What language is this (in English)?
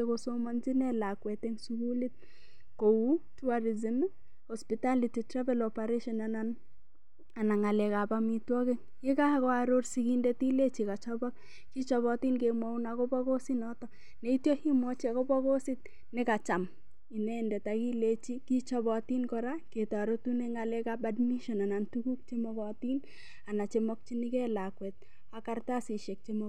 Kalenjin